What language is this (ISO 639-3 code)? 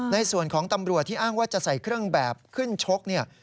tha